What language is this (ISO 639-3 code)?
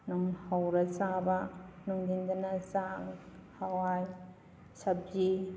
mni